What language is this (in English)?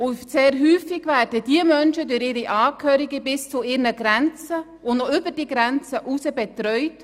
Swiss German